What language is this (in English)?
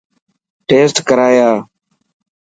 Dhatki